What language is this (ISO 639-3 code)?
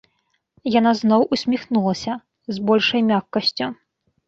bel